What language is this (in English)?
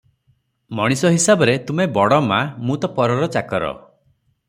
Odia